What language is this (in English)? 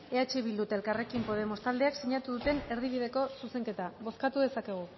Basque